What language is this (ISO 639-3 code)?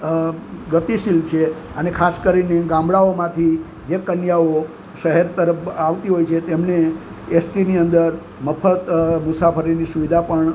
guj